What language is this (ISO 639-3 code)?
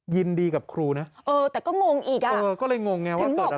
tha